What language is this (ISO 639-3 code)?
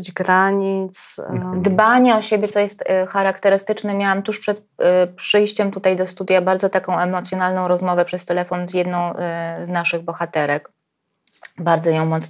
pol